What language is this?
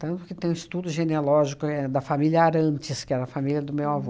Portuguese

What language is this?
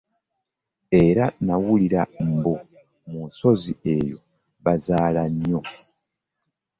Ganda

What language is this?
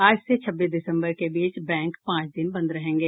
Hindi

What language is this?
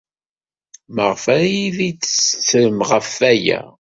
Kabyle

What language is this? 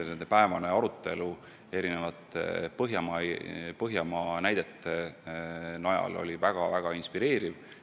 Estonian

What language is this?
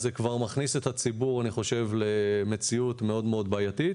Hebrew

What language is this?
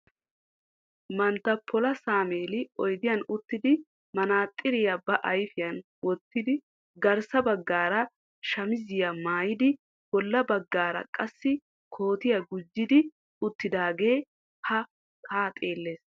Wolaytta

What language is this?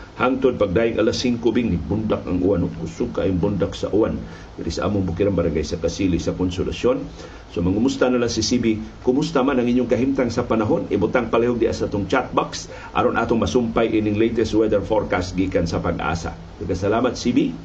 Filipino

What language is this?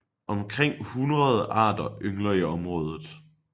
Danish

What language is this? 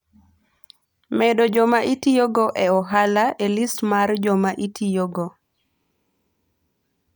Luo (Kenya and Tanzania)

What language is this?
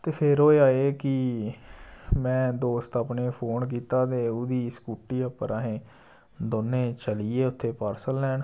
Dogri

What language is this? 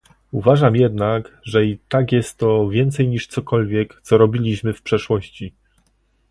Polish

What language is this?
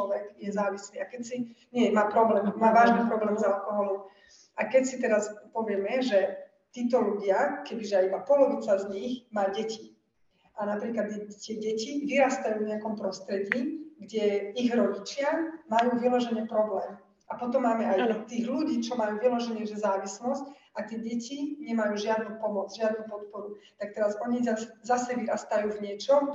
Slovak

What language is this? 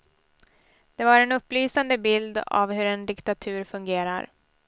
Swedish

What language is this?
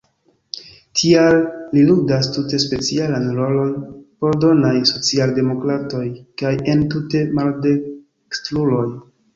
Esperanto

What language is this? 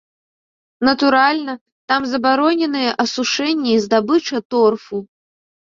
Belarusian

